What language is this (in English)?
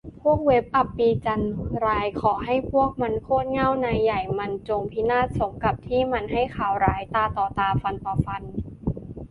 Thai